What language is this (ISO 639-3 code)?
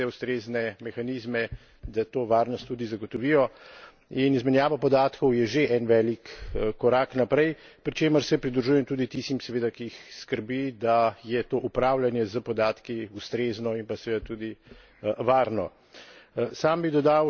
slv